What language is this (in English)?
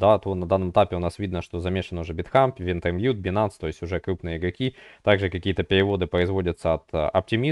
Russian